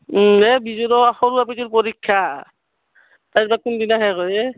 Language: Assamese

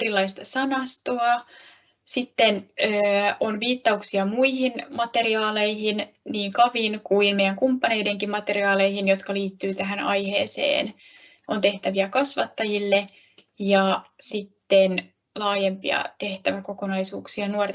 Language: Finnish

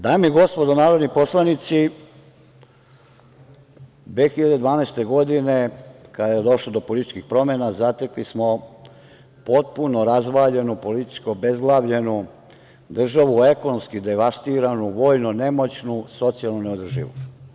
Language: Serbian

